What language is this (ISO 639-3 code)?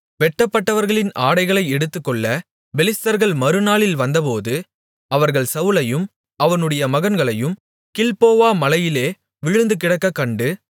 tam